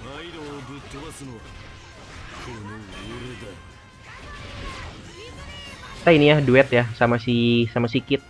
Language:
Indonesian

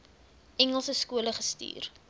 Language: Afrikaans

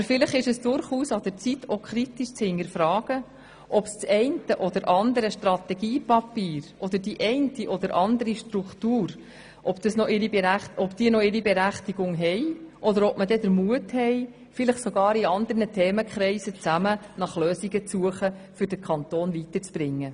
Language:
Swiss German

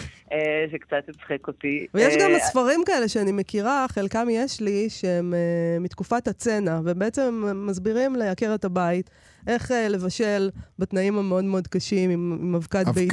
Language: Hebrew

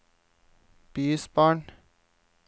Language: Norwegian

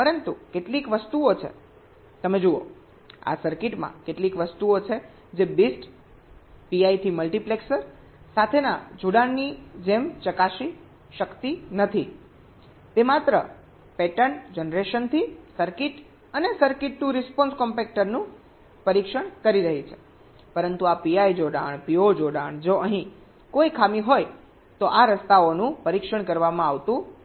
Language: Gujarati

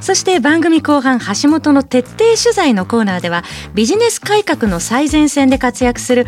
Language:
Japanese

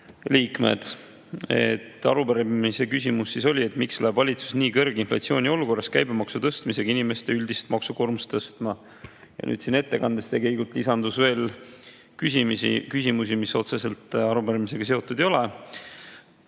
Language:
Estonian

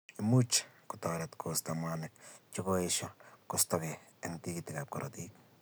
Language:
Kalenjin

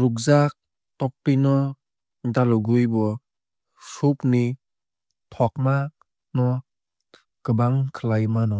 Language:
Kok Borok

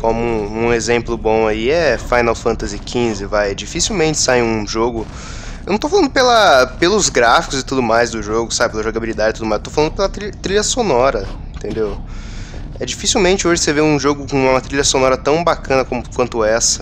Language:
Portuguese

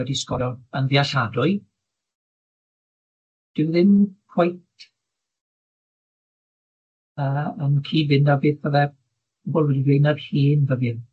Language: Welsh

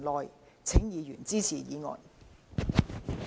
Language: Cantonese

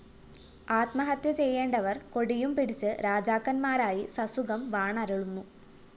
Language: Malayalam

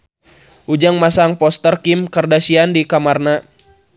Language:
Sundanese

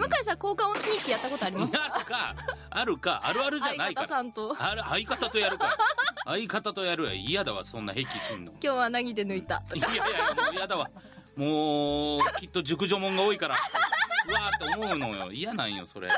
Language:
Japanese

